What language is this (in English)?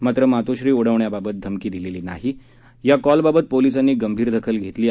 Marathi